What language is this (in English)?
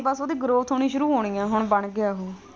Punjabi